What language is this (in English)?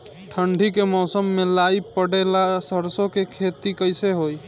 Bhojpuri